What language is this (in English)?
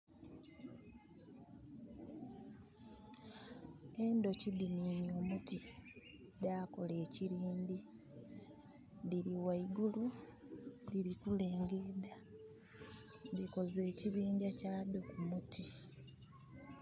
Soga